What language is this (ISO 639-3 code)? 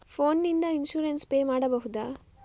kan